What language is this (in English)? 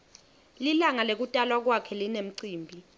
Swati